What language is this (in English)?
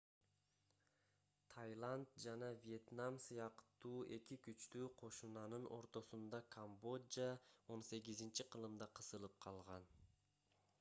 Kyrgyz